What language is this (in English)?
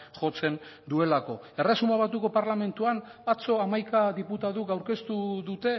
Basque